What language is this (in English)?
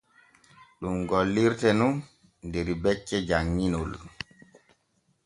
Borgu Fulfulde